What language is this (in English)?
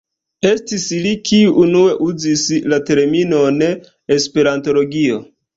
Esperanto